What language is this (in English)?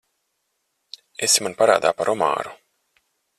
Latvian